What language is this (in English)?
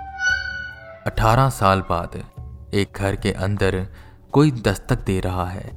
Hindi